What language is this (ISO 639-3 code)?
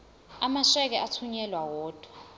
zul